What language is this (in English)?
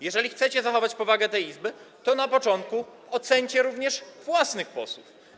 Polish